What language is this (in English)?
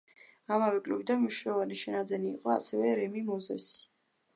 Georgian